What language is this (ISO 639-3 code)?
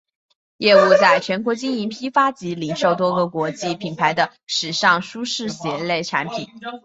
zho